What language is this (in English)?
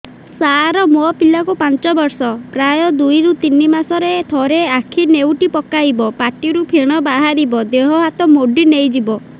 Odia